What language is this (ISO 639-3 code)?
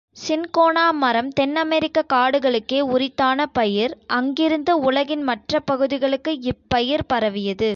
tam